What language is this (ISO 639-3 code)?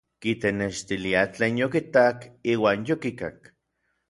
nlv